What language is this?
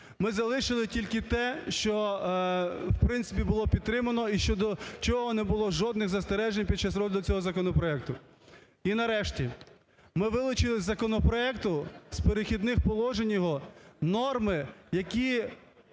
Ukrainian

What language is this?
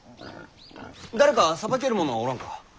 Japanese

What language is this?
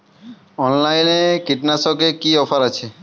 Bangla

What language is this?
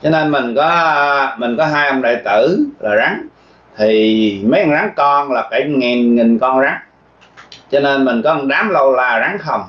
Vietnamese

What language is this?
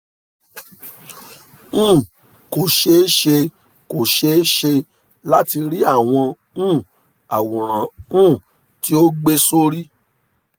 Yoruba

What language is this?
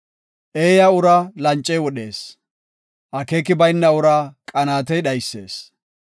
Gofa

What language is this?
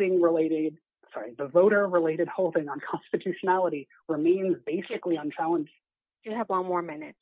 English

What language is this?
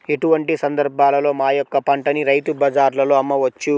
Telugu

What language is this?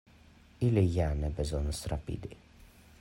Esperanto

